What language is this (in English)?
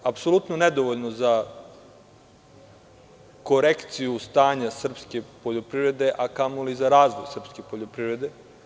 Serbian